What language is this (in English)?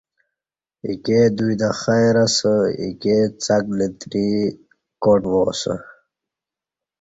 Kati